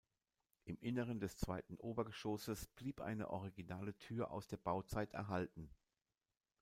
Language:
German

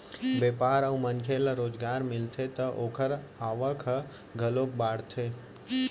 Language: Chhattisgarhi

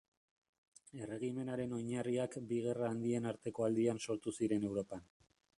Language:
Basque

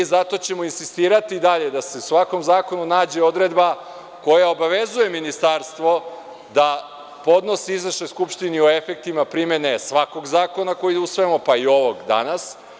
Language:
Serbian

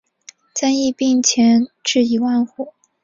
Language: Chinese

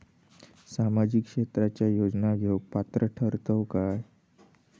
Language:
Marathi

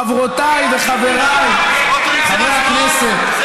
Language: Hebrew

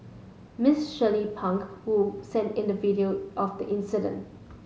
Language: English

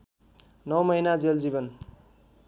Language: Nepali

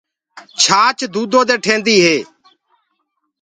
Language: Gurgula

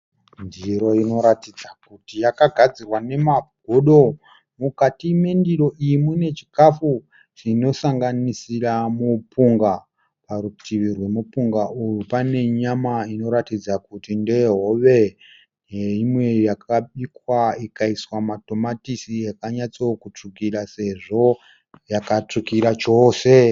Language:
Shona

